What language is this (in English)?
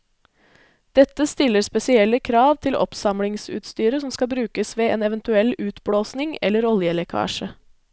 Norwegian